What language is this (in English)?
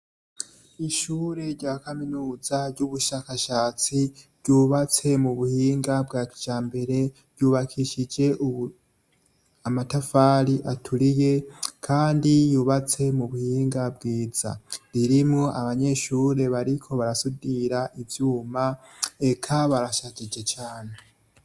Rundi